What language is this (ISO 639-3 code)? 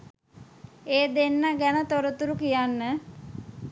sin